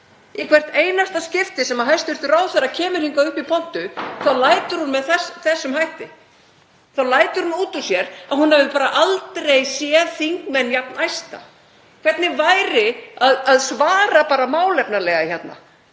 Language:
Icelandic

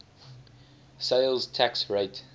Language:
English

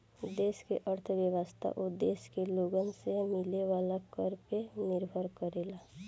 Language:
Bhojpuri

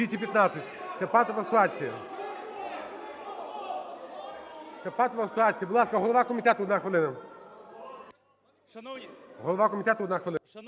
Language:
Ukrainian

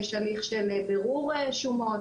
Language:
Hebrew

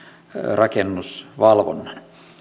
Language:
Finnish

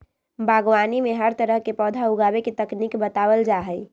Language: Magahi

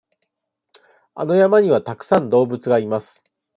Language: Japanese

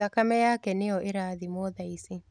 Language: Kikuyu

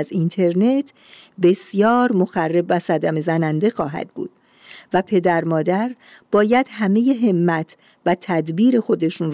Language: Persian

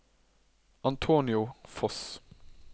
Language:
Norwegian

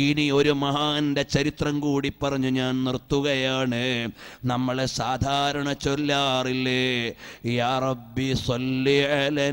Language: Malayalam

